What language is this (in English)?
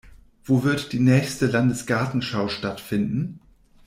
German